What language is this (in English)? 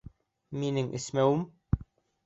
Bashkir